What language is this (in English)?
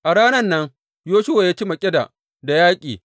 Hausa